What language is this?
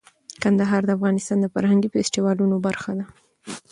Pashto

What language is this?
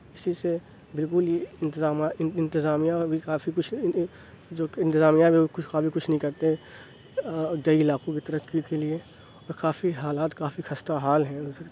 Urdu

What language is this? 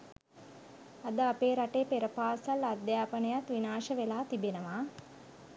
Sinhala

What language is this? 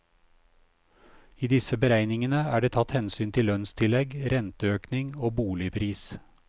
Norwegian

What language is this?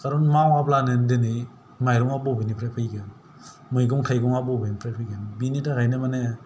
Bodo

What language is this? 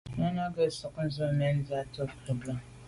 Medumba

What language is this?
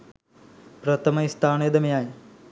Sinhala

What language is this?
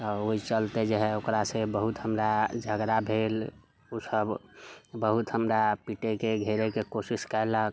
Maithili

